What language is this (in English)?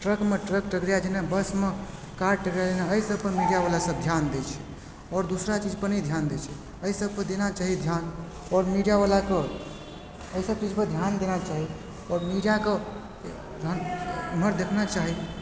Maithili